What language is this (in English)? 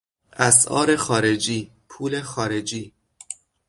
Persian